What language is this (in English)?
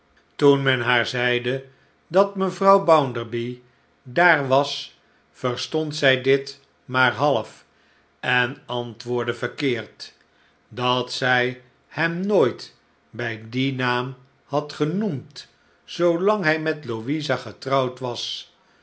Dutch